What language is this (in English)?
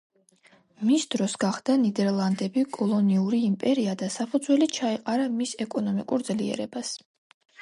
Georgian